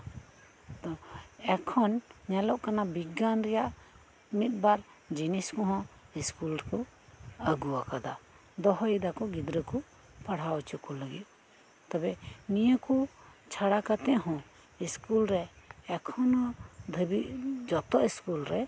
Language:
Santali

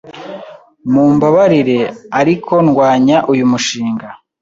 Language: Kinyarwanda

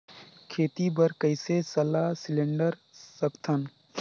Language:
Chhattisgarhi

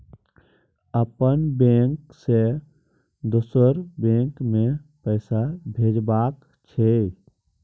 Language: Maithili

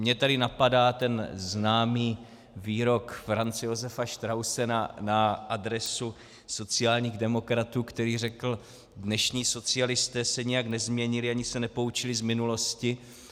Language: Czech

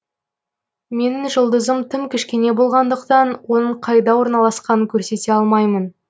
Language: Kazakh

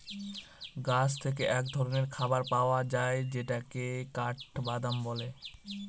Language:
Bangla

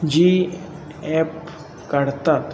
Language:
Marathi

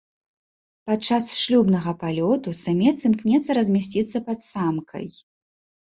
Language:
Belarusian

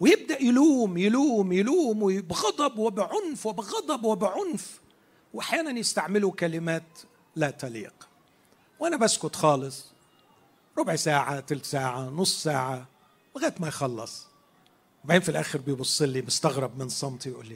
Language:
Arabic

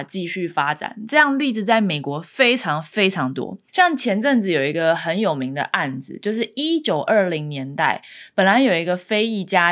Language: Chinese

